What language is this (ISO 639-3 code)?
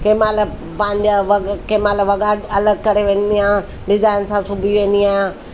snd